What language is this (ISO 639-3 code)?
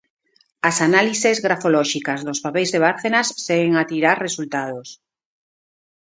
glg